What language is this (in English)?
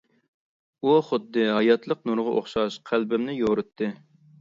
Uyghur